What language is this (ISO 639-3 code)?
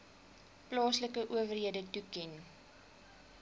afr